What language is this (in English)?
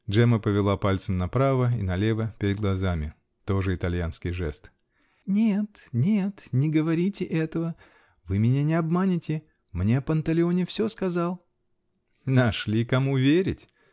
Russian